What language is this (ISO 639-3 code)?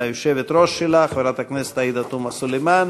heb